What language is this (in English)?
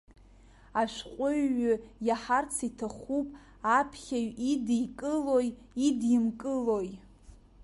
Abkhazian